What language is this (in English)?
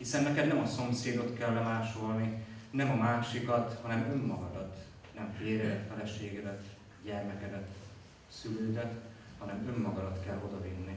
Hungarian